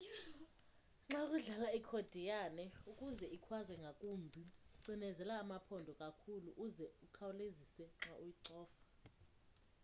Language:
Xhosa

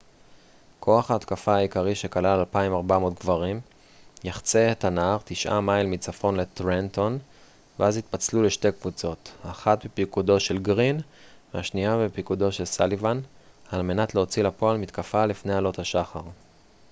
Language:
Hebrew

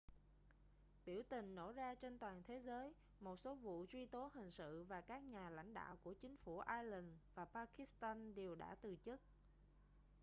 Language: Vietnamese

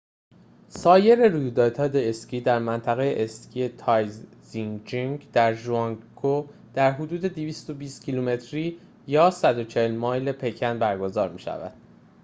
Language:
Persian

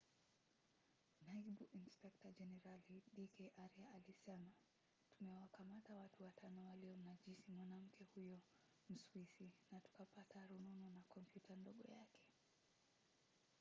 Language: Swahili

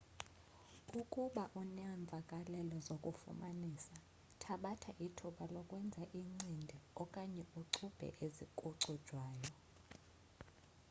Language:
Xhosa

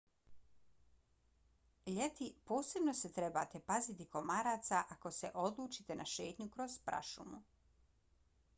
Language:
Bosnian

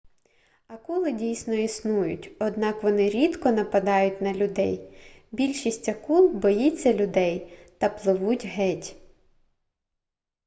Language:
Ukrainian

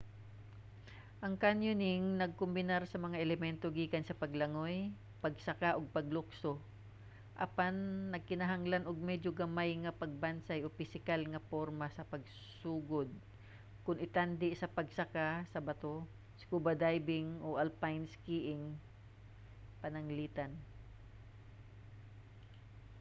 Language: Cebuano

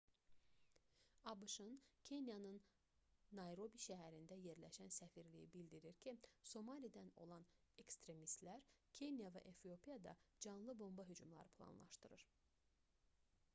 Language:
Azerbaijani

